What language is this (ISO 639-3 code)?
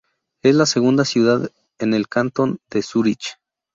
spa